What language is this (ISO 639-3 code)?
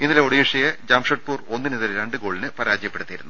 mal